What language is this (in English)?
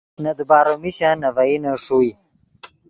Yidgha